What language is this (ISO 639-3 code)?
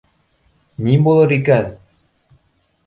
bak